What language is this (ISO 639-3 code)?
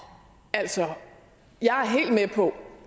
dan